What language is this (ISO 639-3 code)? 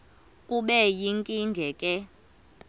xho